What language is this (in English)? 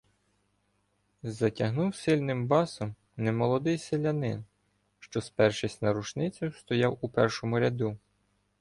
Ukrainian